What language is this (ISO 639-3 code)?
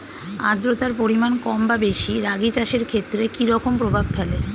ben